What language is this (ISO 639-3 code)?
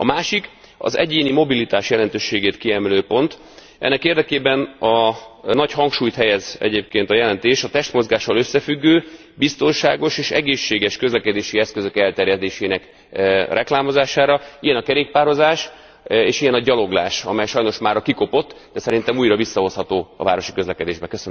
hun